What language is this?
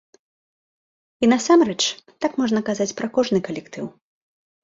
Belarusian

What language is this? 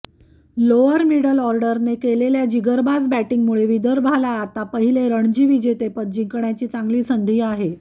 Marathi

